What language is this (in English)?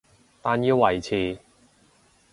Cantonese